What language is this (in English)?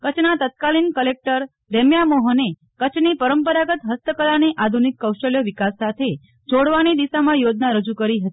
Gujarati